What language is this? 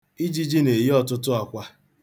Igbo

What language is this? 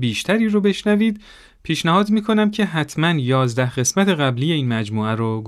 Persian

